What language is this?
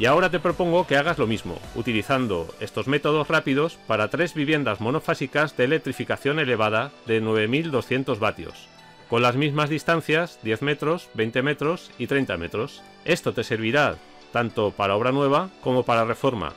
Spanish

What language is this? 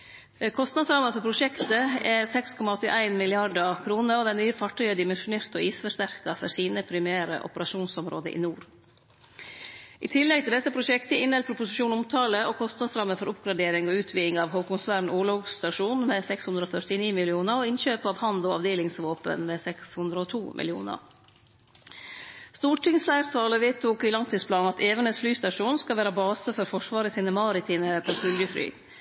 Norwegian Nynorsk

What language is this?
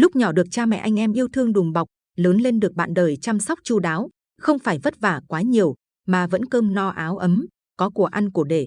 Vietnamese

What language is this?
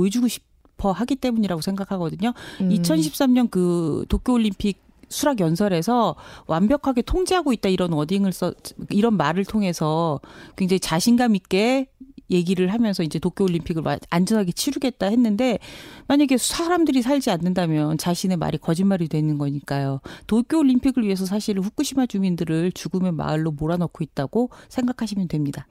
Korean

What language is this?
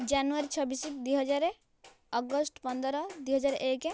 Odia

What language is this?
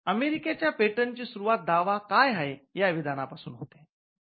Marathi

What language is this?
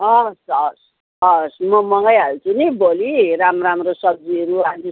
Nepali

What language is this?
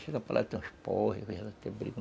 Portuguese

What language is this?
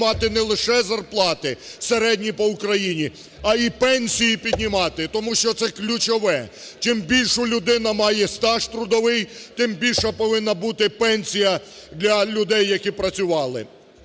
Ukrainian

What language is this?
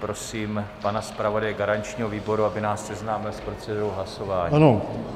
Czech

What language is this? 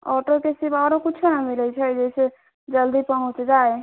Maithili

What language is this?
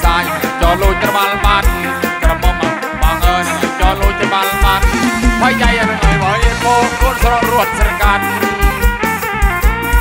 Thai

